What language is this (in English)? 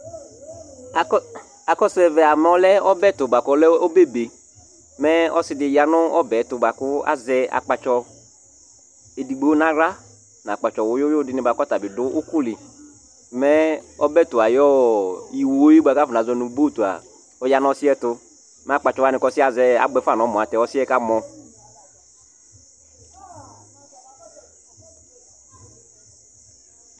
Ikposo